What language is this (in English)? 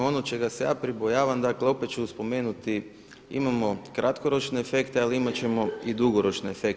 Croatian